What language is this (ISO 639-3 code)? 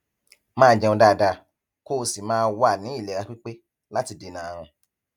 yor